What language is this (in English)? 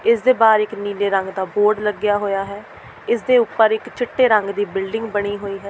Punjabi